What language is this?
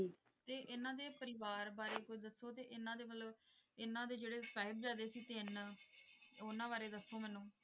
Punjabi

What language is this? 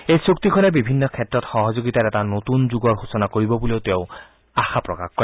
Assamese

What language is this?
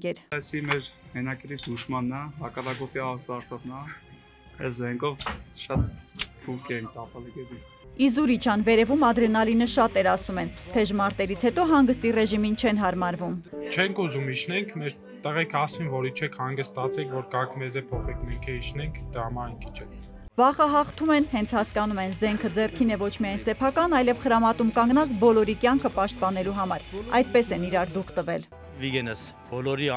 Romanian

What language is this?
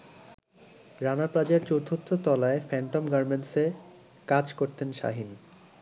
Bangla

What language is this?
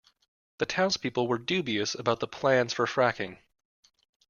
English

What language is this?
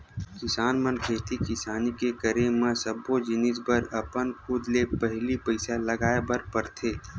Chhattisgarhi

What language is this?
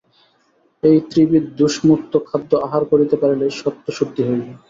Bangla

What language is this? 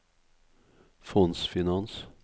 Norwegian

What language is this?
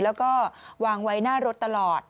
Thai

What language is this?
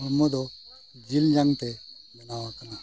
Santali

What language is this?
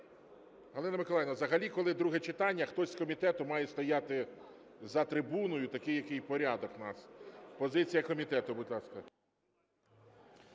Ukrainian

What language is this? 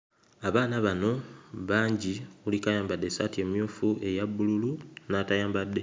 Ganda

